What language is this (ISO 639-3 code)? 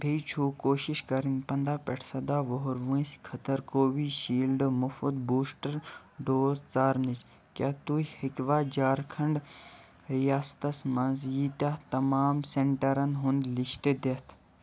kas